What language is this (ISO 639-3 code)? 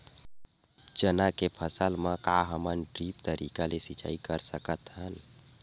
hne